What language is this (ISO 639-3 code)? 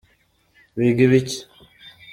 kin